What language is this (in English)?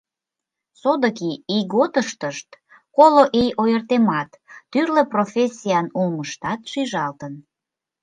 Mari